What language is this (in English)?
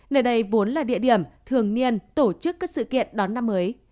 Vietnamese